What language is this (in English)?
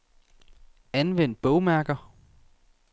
Danish